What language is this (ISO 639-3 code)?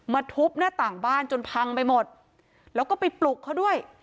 tha